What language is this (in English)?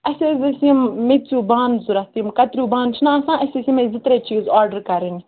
Kashmiri